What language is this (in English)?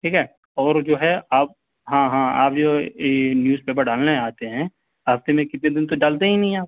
Urdu